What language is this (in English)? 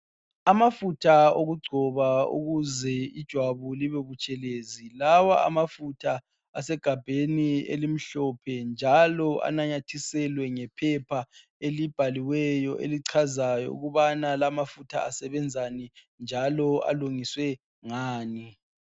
North Ndebele